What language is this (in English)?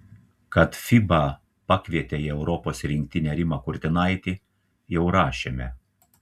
Lithuanian